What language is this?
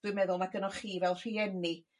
Welsh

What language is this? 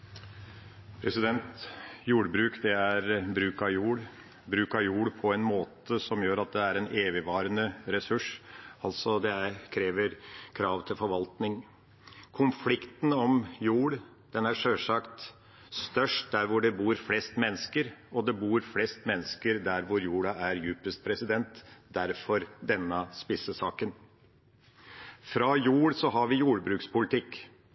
Norwegian Bokmål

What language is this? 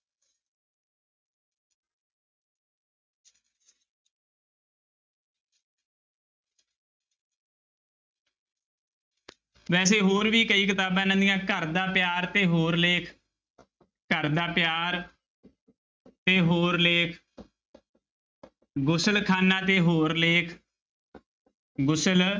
Punjabi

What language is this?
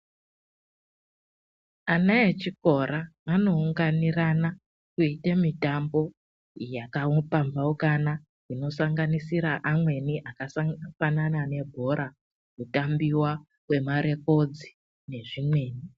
Ndau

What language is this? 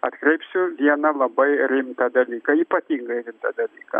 Lithuanian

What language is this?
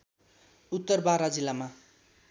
Nepali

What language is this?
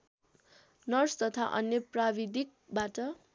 Nepali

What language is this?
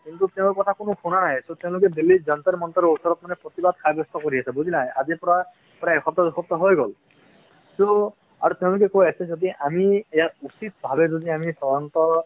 Assamese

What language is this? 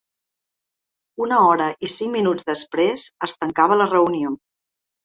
Catalan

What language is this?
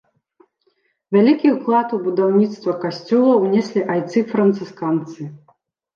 Belarusian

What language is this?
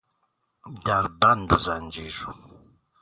Persian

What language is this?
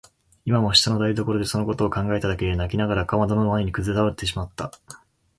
Japanese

